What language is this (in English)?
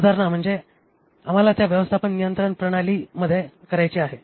Marathi